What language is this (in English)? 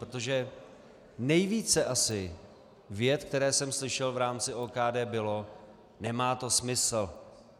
Czech